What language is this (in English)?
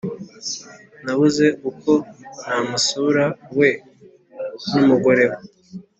Kinyarwanda